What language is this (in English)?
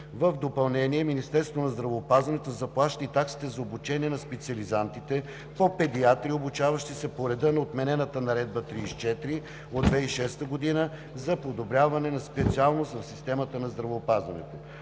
Bulgarian